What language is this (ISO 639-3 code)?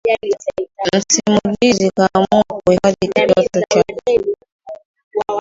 swa